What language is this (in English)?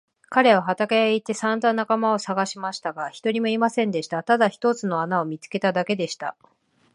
Japanese